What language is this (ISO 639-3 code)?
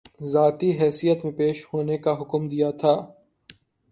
urd